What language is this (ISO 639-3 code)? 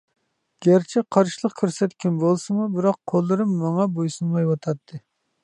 uig